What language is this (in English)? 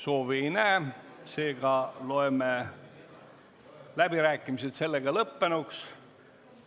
Estonian